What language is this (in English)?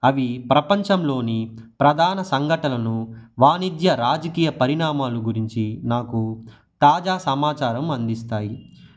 Telugu